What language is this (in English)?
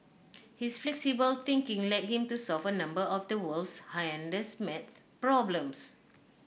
English